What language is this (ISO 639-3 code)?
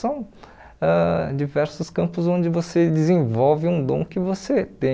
por